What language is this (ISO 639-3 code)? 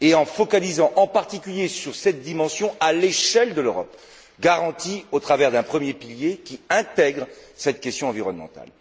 fra